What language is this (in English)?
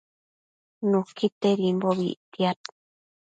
Matsés